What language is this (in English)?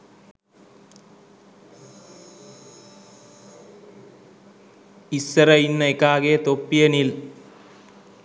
Sinhala